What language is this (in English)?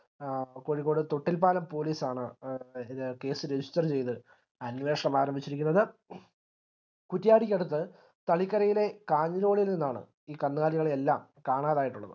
Malayalam